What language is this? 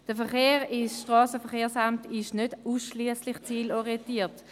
Swiss German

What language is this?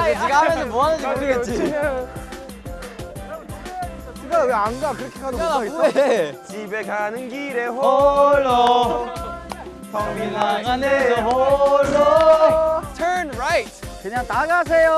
Korean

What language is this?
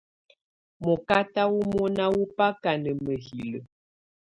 Tunen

